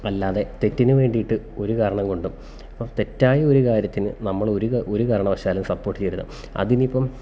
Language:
Malayalam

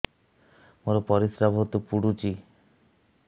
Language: Odia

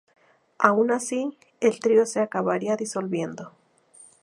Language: Spanish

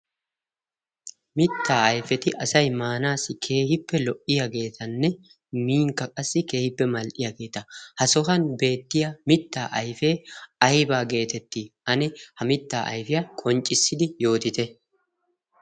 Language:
Wolaytta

